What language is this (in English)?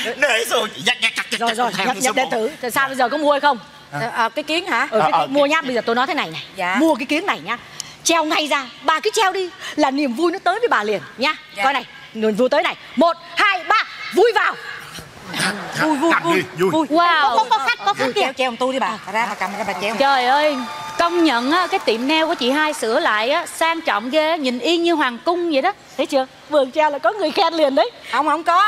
Vietnamese